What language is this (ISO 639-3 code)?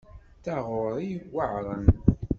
kab